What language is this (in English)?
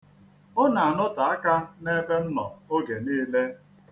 Igbo